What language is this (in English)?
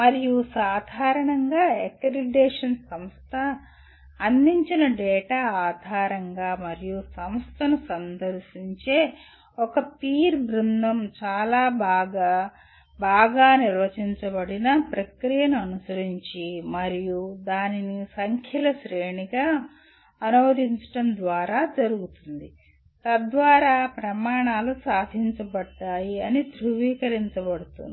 Telugu